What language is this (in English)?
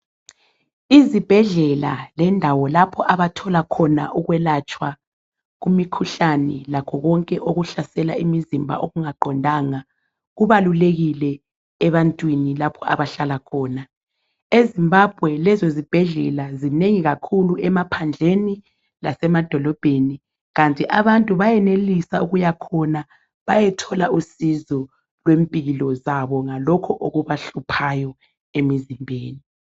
North Ndebele